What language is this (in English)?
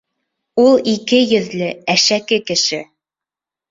Bashkir